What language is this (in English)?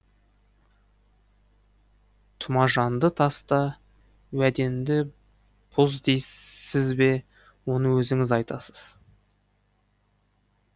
Kazakh